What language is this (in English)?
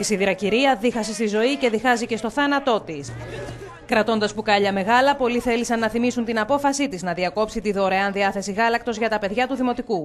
Greek